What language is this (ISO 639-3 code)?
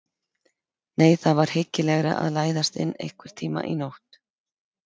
isl